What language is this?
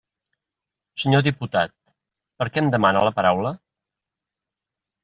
Catalan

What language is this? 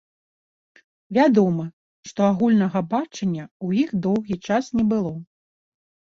Belarusian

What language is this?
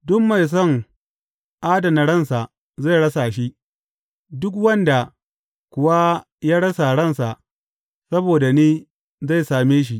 Hausa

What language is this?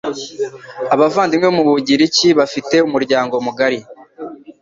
Kinyarwanda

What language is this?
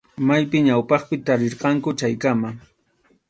Arequipa-La Unión Quechua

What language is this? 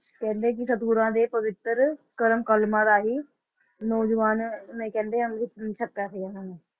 Punjabi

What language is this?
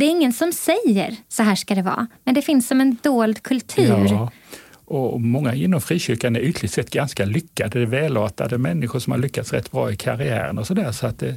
Swedish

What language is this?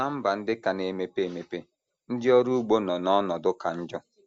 Igbo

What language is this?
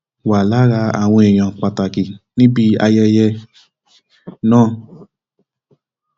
Yoruba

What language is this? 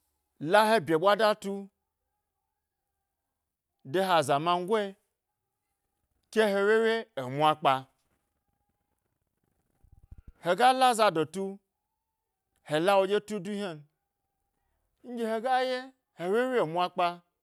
Gbari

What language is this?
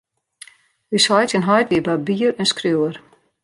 Western Frisian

